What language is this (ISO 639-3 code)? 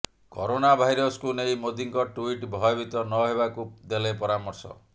ori